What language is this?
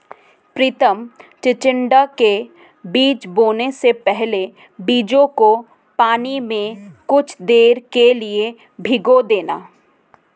Hindi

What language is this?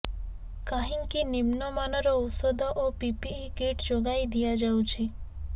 Odia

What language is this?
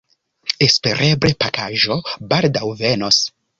Esperanto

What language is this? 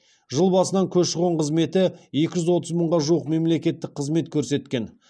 Kazakh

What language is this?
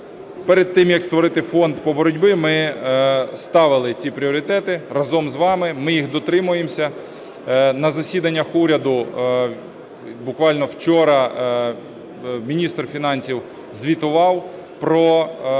Ukrainian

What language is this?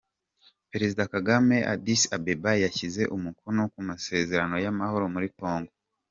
Kinyarwanda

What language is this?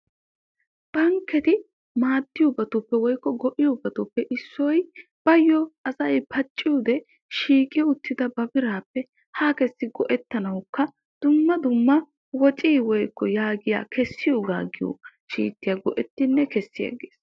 Wolaytta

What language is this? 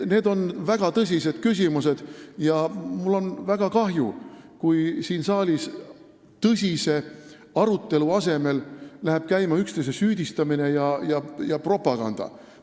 Estonian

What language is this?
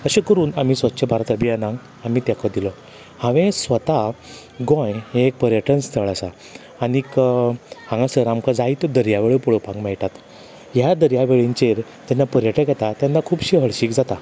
Konkani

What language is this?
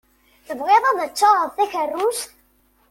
Kabyle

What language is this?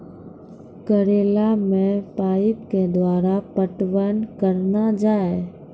Maithili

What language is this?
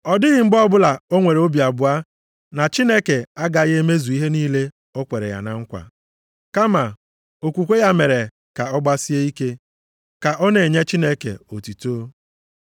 Igbo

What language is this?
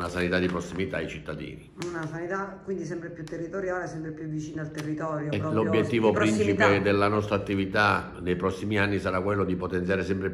Italian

